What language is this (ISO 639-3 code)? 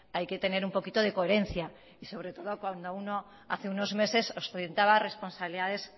spa